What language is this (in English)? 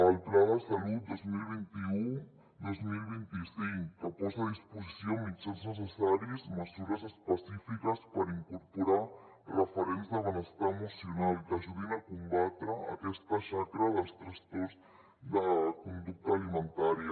Catalan